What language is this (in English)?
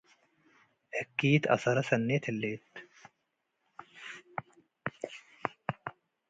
Tigre